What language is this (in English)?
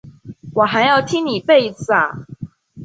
Chinese